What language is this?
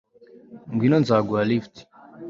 Kinyarwanda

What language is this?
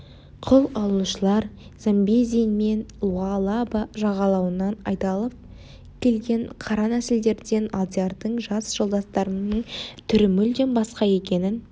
Kazakh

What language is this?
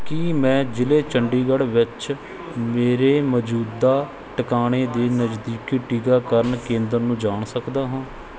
Punjabi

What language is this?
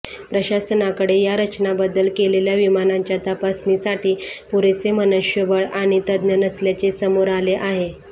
Marathi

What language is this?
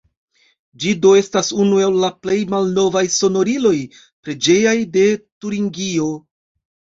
Esperanto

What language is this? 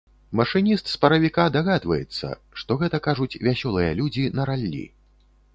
Belarusian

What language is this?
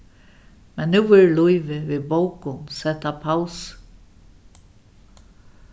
Faroese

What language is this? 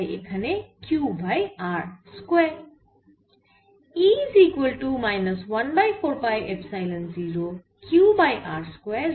Bangla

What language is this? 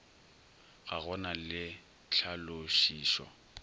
Northern Sotho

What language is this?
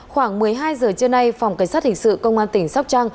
Vietnamese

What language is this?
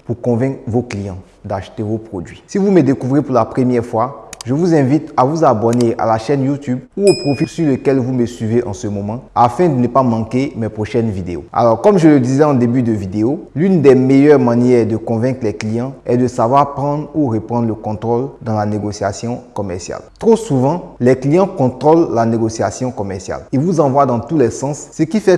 French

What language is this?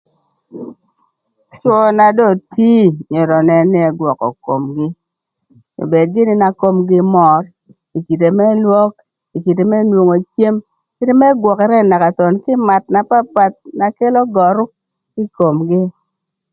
Thur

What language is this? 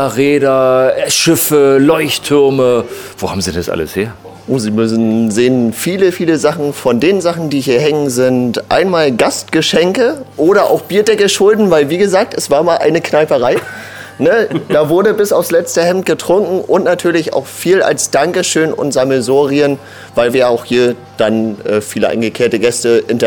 German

